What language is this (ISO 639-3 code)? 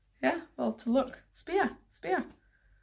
cym